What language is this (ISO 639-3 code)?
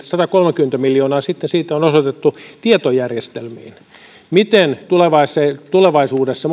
fin